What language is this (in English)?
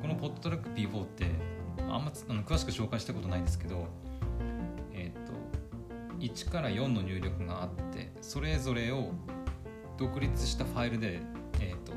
Japanese